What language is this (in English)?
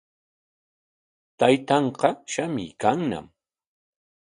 Corongo Ancash Quechua